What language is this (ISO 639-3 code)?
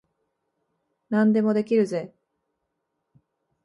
jpn